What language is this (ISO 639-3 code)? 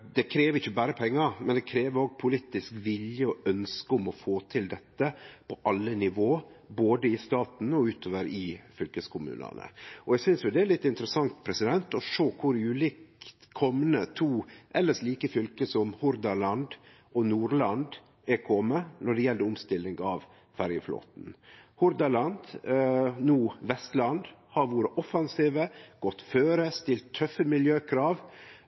nno